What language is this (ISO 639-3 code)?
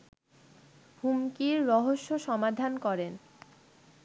ben